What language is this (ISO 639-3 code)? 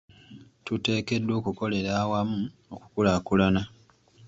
lug